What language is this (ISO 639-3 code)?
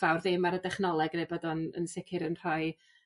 cym